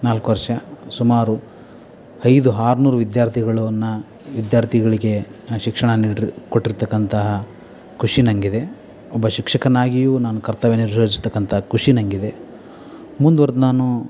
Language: Kannada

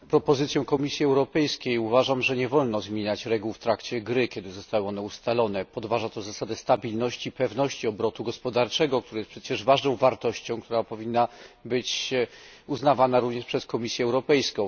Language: Polish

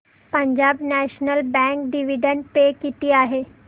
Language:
Marathi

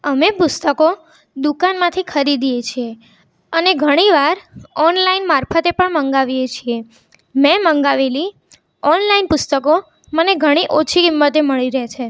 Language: Gujarati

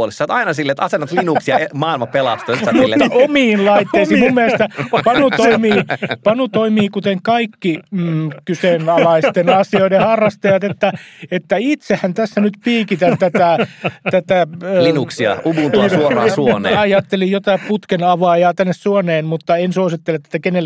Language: Finnish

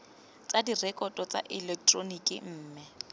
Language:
Tswana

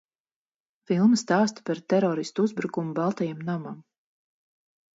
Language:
Latvian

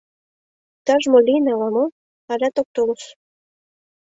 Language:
Mari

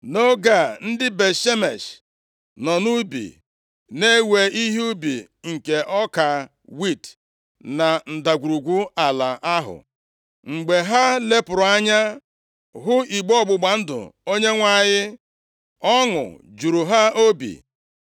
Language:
Igbo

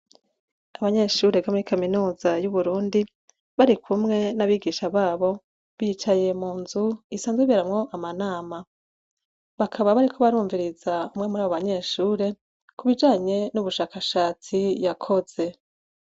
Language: Rundi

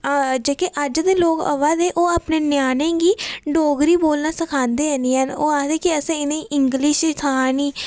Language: Dogri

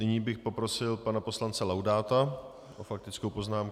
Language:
Czech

